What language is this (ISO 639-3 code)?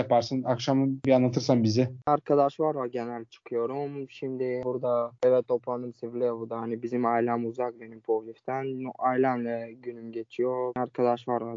tur